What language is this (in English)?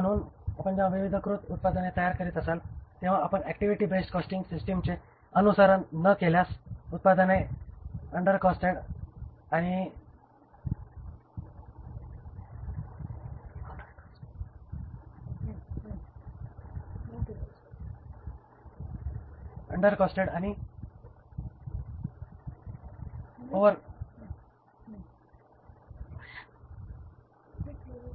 Marathi